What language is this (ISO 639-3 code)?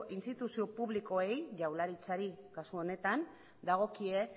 eus